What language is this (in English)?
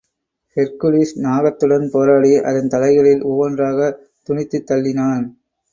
Tamil